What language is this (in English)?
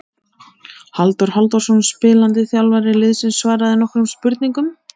Icelandic